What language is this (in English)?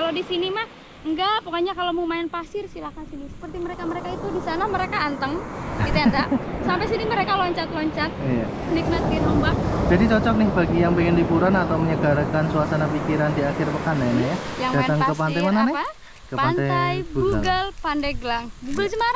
Indonesian